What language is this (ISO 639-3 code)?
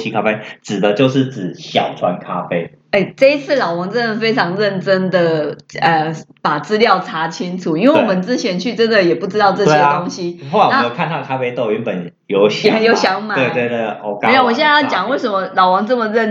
zho